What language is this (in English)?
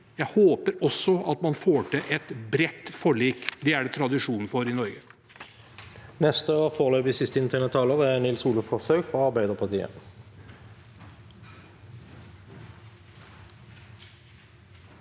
Norwegian